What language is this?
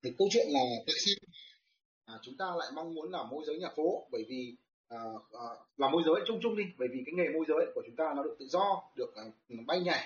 Vietnamese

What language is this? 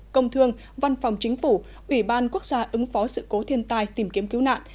Vietnamese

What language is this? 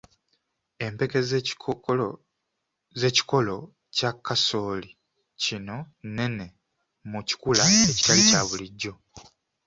Ganda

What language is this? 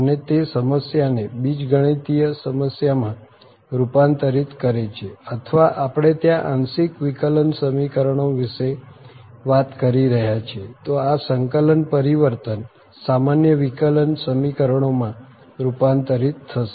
Gujarati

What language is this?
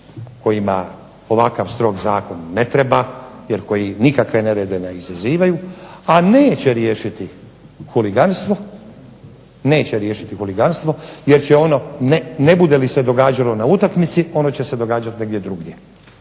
Croatian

